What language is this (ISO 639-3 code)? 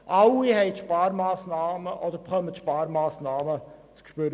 gsw